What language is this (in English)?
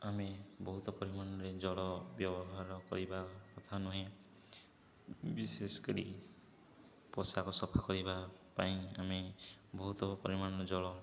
Odia